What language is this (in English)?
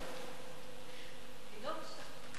Hebrew